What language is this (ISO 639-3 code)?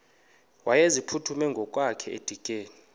xho